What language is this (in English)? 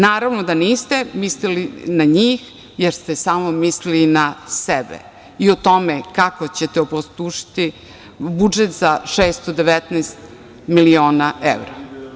Serbian